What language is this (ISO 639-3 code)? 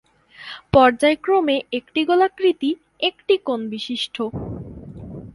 ben